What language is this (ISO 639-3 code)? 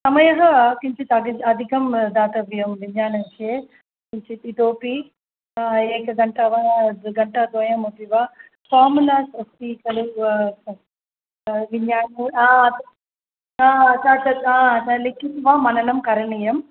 san